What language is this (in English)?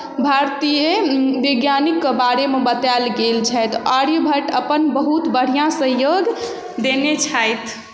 Maithili